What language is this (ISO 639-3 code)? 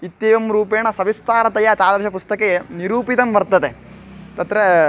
san